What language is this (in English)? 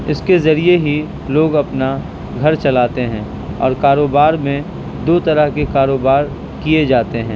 Urdu